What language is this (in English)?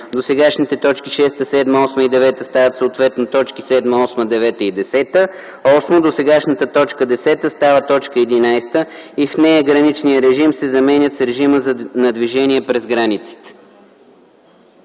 Bulgarian